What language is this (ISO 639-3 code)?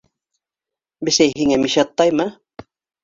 bak